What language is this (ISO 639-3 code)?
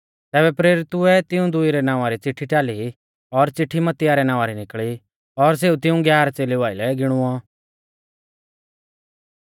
bfz